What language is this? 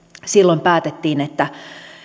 Finnish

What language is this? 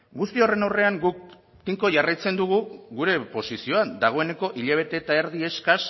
Basque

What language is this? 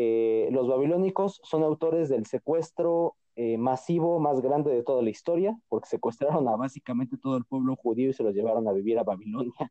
Spanish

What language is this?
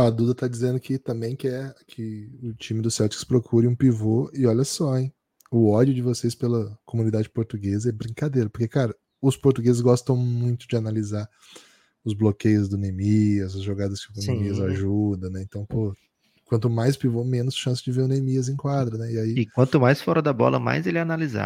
Portuguese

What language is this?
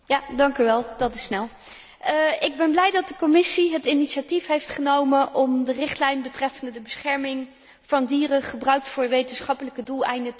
Dutch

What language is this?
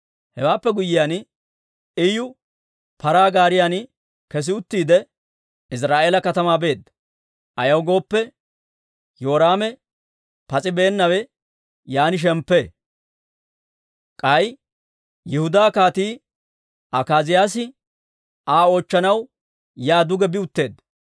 Dawro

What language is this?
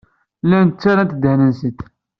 Kabyle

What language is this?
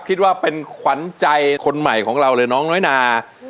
Thai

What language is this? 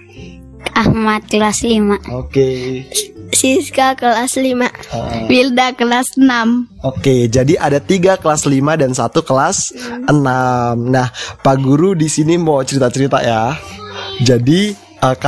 Indonesian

